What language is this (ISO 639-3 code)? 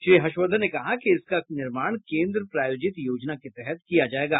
hin